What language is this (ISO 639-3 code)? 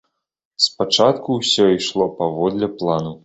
bel